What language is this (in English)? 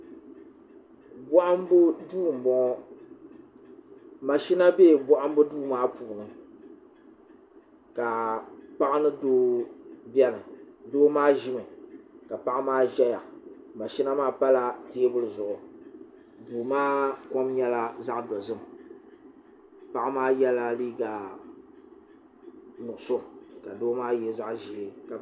Dagbani